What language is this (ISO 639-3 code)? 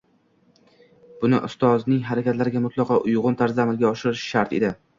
uzb